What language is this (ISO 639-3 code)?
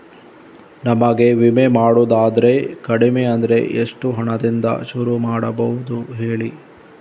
kan